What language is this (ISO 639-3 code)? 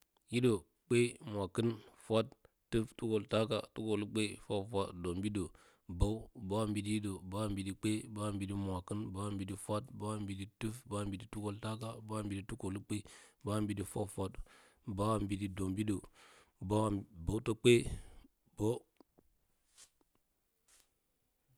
bcy